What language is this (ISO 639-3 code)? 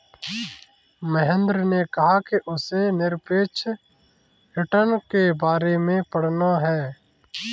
hin